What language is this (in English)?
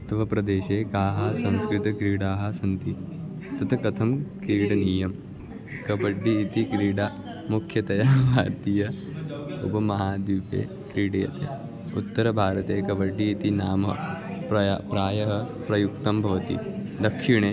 Sanskrit